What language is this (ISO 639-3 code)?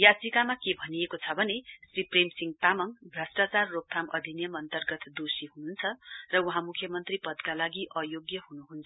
nep